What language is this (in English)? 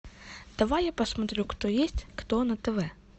Russian